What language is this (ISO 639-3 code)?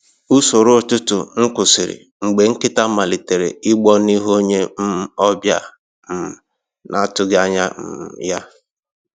ibo